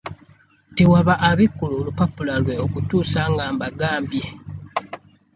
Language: Ganda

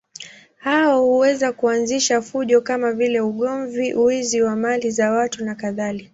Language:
Swahili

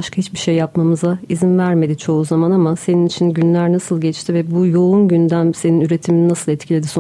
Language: Turkish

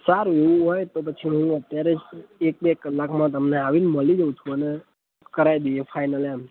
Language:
Gujarati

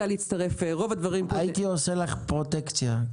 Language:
Hebrew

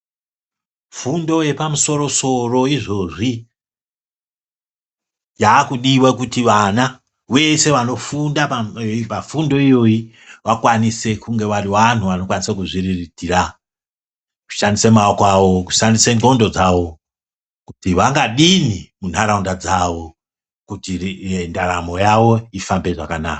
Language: Ndau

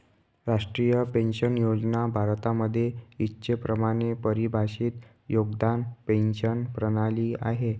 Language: Marathi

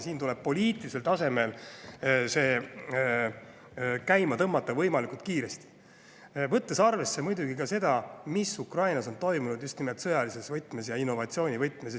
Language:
Estonian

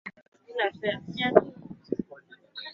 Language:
Swahili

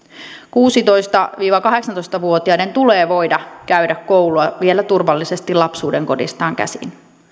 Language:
Finnish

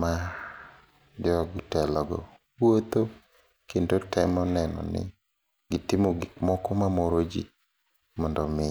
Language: Luo (Kenya and Tanzania)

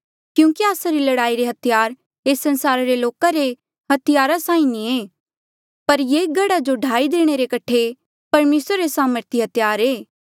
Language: Mandeali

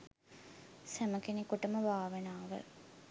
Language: Sinhala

